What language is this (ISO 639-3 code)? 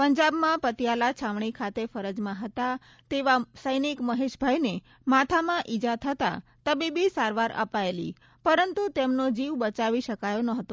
guj